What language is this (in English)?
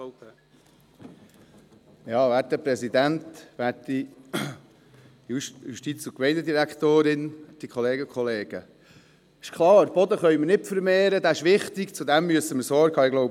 Swiss German